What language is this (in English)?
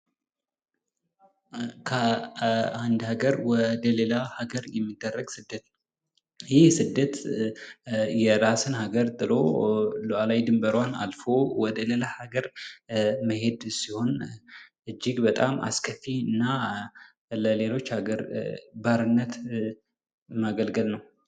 Amharic